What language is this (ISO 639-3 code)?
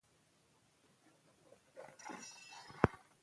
pus